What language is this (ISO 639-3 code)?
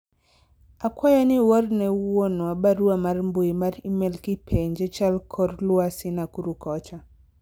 luo